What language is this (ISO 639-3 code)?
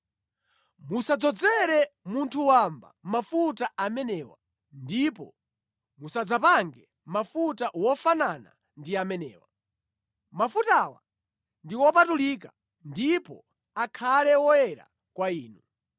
nya